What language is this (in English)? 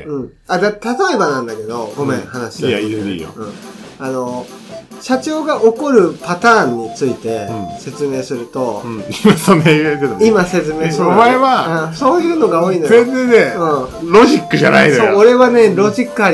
Japanese